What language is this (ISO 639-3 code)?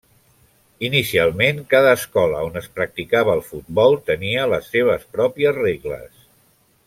cat